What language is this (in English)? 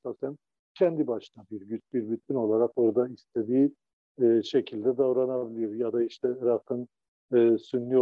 Turkish